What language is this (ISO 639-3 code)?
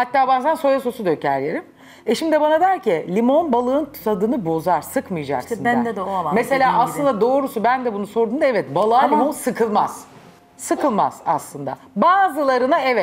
tur